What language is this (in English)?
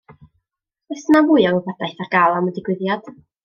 Welsh